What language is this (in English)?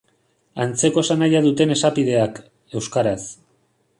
Basque